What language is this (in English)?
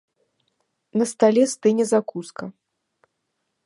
Belarusian